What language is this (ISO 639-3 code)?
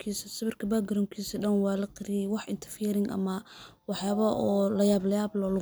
som